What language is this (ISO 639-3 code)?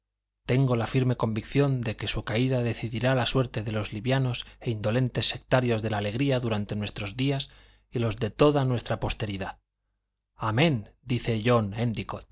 spa